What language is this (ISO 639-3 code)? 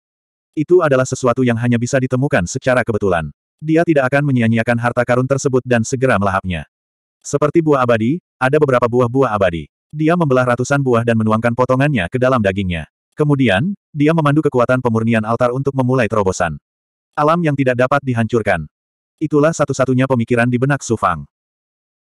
ind